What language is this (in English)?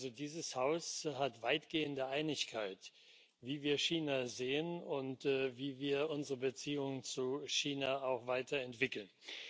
German